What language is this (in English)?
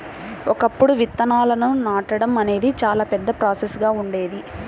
Telugu